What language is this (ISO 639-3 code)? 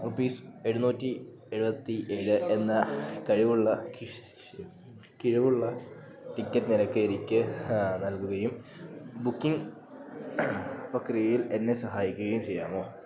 mal